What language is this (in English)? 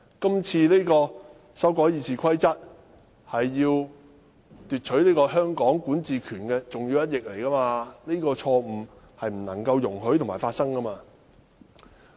Cantonese